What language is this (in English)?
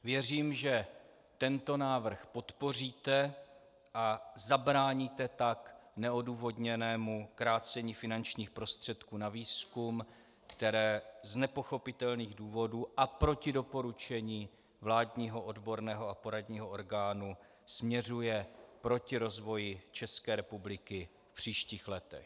Czech